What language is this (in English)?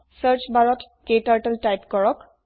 Assamese